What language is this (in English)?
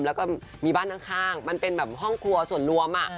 Thai